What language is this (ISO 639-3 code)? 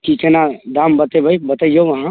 mai